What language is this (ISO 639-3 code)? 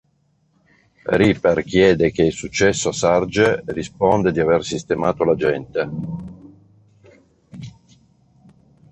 ita